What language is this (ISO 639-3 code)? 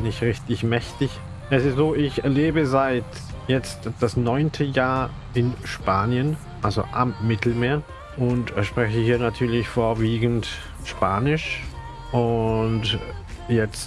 deu